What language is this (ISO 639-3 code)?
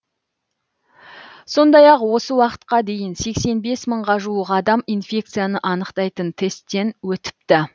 kaz